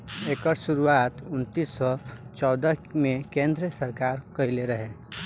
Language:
Bhojpuri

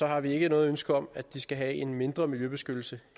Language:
Danish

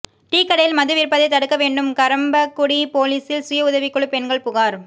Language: Tamil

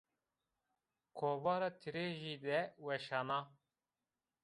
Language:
Zaza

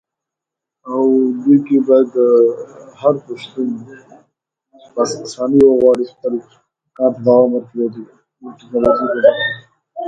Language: English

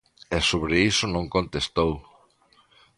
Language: Galician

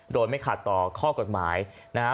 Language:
Thai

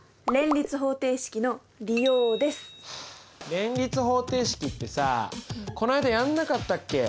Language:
Japanese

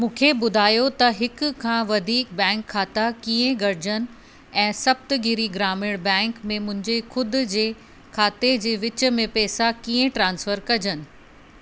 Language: Sindhi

